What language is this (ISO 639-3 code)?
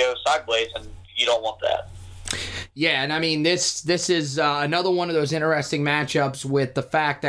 eng